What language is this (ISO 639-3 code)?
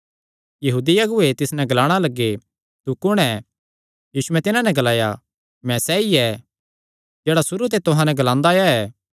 xnr